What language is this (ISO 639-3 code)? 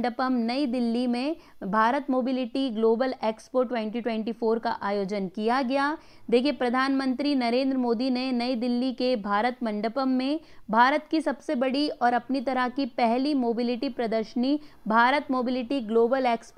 hin